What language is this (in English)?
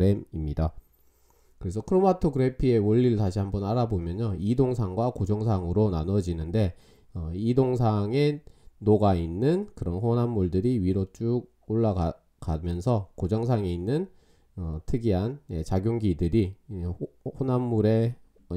Korean